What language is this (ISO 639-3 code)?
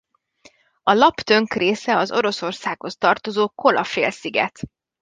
hun